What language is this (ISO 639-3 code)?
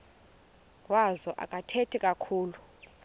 xho